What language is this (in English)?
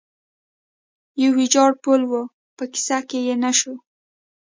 Pashto